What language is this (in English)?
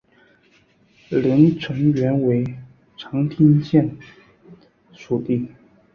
Chinese